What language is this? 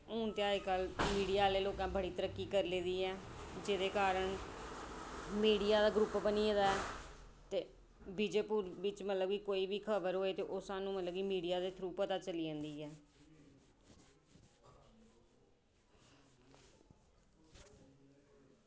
Dogri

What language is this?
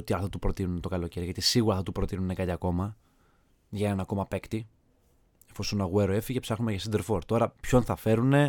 Greek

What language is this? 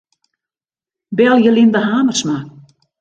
Western Frisian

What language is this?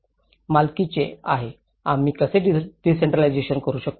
Marathi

